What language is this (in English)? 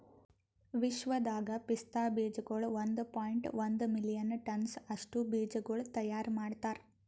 Kannada